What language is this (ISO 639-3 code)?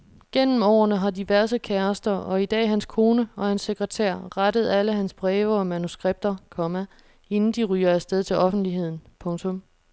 dan